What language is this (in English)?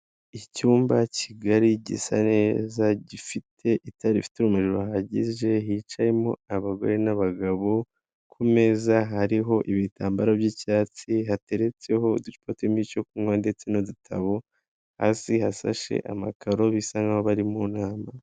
Kinyarwanda